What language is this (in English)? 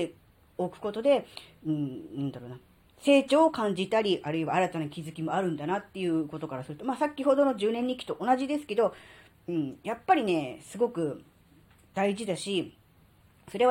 Japanese